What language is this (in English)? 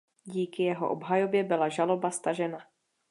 Czech